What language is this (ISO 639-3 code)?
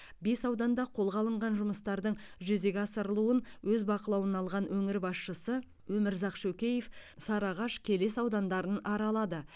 kaz